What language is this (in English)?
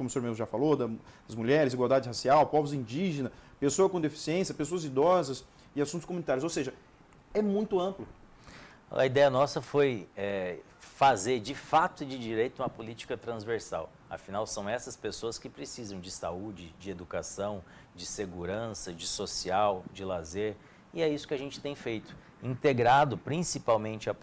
Portuguese